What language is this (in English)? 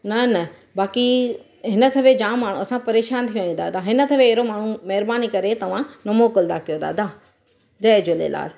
Sindhi